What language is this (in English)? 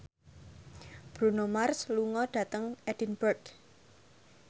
Javanese